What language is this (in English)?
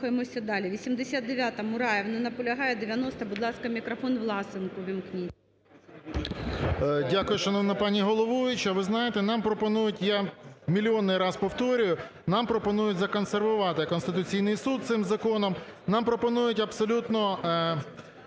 Ukrainian